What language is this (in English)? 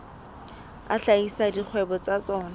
Southern Sotho